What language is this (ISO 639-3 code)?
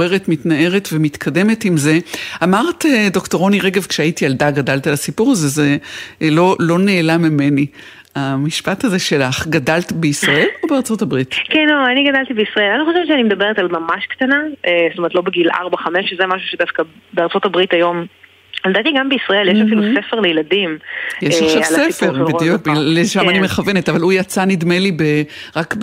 heb